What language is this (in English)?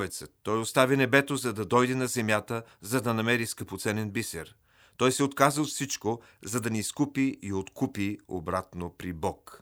Bulgarian